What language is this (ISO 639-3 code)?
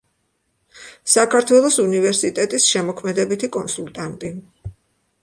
kat